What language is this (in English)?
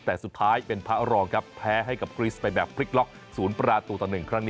Thai